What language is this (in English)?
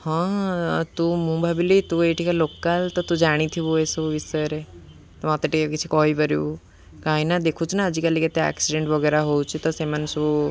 Odia